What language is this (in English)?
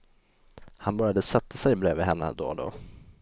Swedish